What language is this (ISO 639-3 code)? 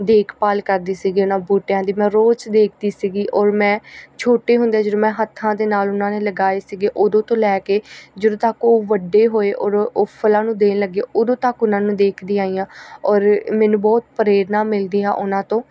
pan